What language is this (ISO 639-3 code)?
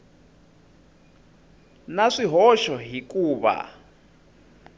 tso